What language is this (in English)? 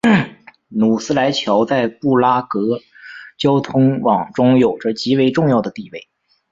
Chinese